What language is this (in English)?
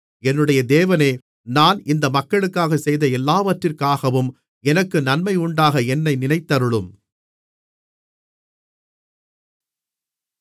Tamil